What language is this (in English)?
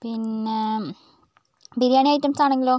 Malayalam